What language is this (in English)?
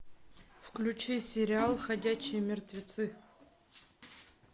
Russian